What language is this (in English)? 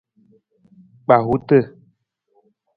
Nawdm